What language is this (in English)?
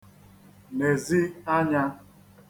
Igbo